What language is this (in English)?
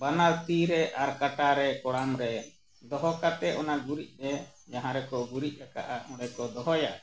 Santali